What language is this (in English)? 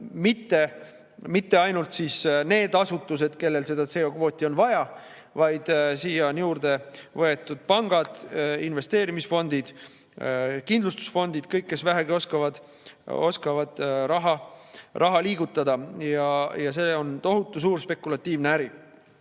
Estonian